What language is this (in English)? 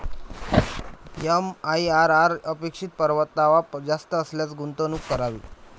Marathi